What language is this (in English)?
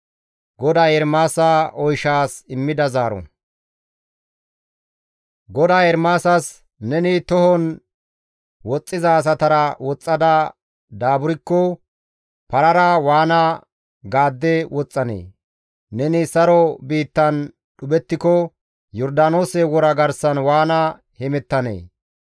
Gamo